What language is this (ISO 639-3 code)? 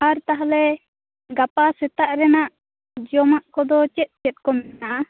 sat